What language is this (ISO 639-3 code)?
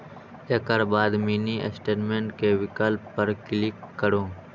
mai